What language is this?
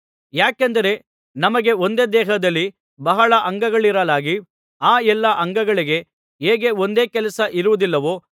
Kannada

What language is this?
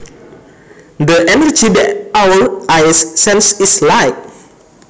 Javanese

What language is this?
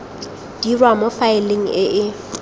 Tswana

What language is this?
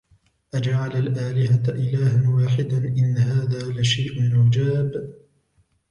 Arabic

